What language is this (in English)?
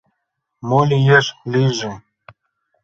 Mari